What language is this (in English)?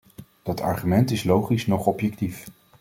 Dutch